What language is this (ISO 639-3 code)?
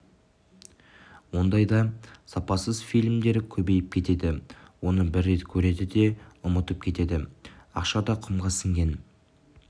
kaz